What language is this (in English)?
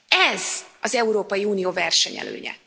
Hungarian